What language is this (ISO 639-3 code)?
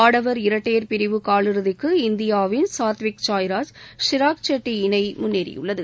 tam